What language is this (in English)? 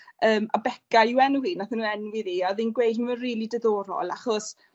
Welsh